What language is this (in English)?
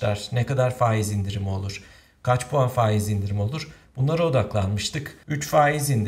Turkish